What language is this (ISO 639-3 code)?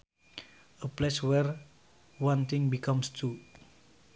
sun